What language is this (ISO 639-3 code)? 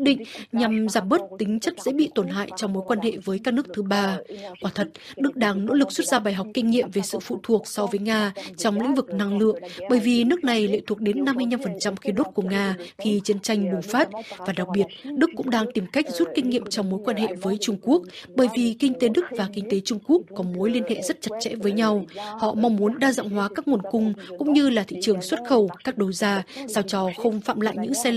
vie